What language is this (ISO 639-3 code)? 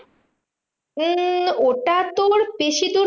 ben